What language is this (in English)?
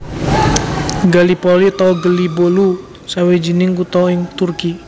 Javanese